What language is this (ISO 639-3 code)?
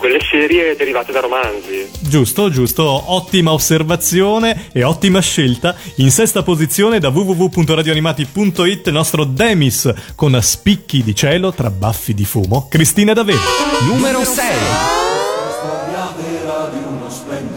ita